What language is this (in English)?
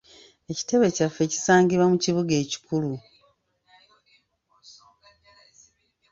Ganda